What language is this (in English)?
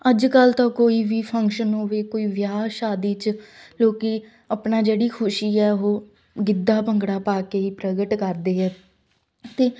Punjabi